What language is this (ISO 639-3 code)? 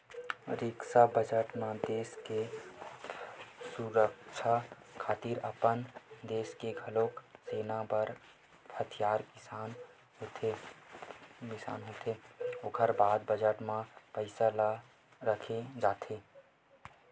hne